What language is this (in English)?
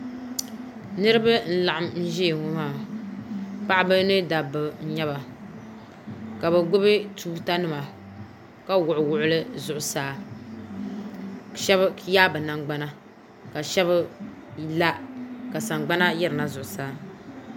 Dagbani